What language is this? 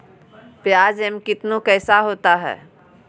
Magahi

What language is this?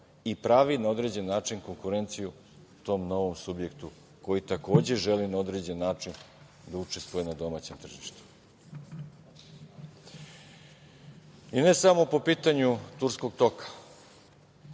Serbian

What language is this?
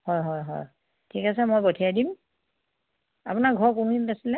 Assamese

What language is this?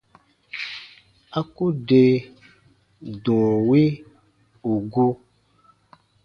Baatonum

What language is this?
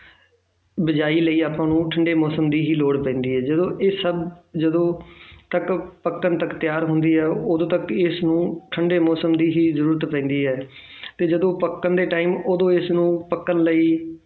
Punjabi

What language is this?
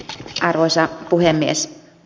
Finnish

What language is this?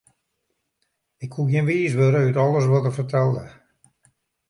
Western Frisian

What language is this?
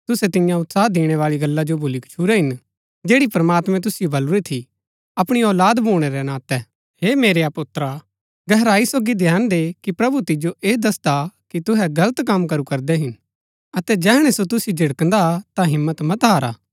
Gaddi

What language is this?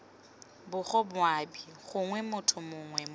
Tswana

